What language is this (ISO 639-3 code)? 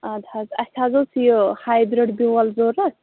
kas